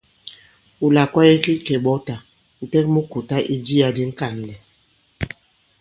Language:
Bankon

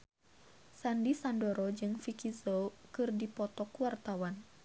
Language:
Sundanese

